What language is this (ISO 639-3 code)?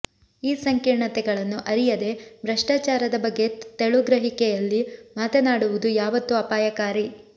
kan